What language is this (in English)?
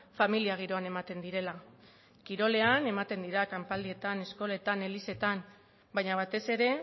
Basque